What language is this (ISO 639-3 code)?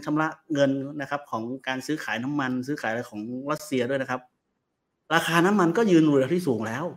tha